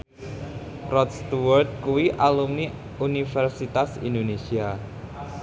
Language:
Javanese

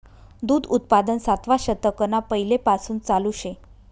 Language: Marathi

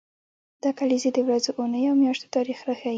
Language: Pashto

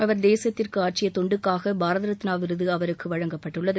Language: Tamil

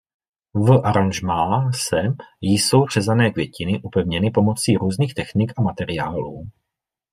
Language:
Czech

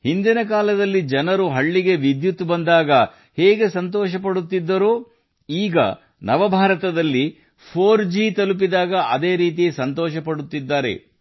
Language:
Kannada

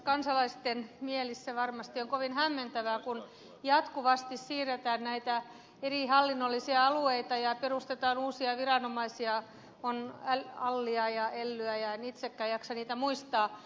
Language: Finnish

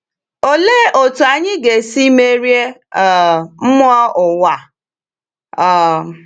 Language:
Igbo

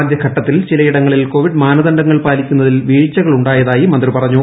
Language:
Malayalam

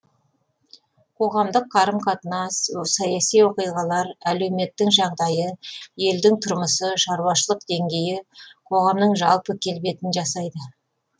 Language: Kazakh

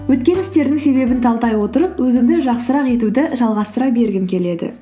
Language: Kazakh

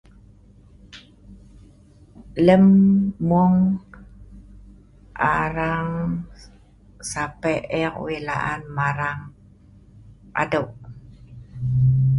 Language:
Sa'ban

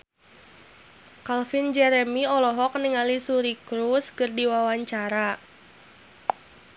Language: Sundanese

